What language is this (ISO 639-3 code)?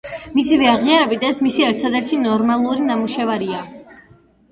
kat